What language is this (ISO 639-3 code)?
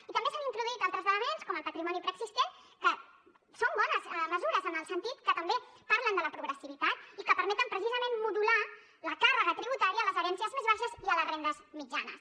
cat